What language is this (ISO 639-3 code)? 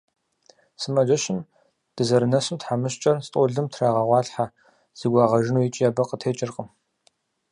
kbd